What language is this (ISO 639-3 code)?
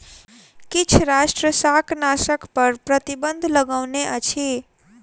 mai